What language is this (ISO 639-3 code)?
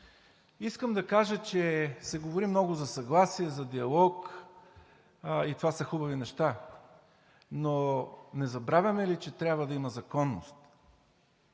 bul